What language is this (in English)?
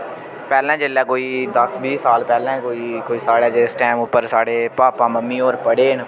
Dogri